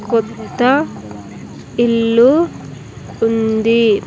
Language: Telugu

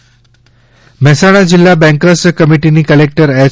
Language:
Gujarati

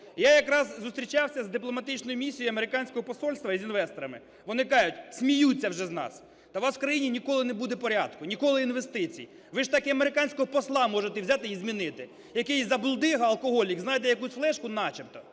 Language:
Ukrainian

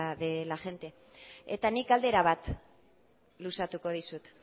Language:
Basque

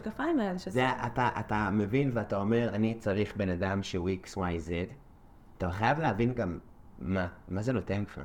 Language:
Hebrew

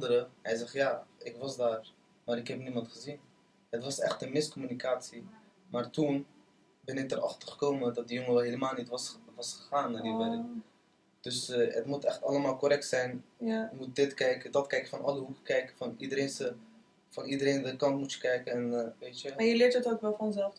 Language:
Dutch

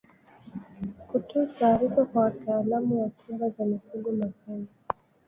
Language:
Swahili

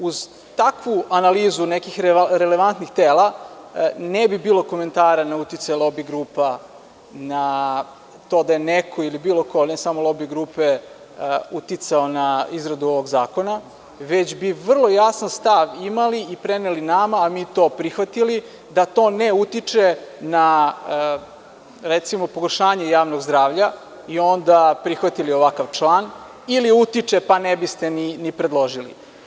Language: Serbian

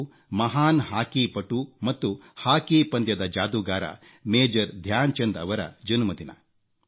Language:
Kannada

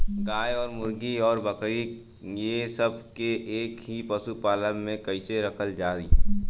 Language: Bhojpuri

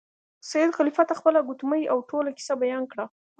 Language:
Pashto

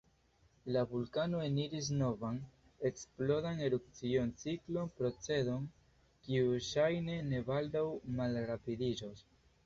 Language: Esperanto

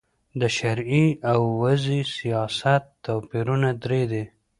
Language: Pashto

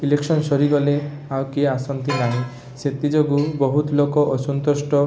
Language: Odia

